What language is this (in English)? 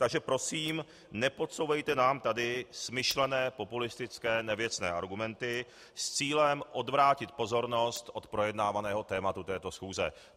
Czech